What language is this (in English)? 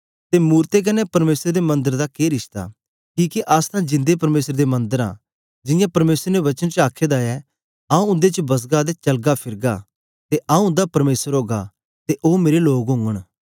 Dogri